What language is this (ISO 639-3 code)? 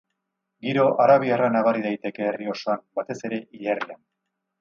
eus